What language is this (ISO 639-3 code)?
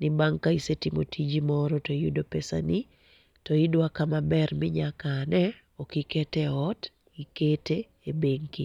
luo